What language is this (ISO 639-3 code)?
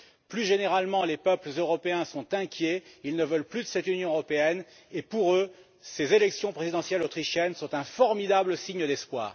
fra